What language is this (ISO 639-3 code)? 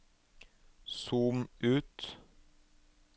nor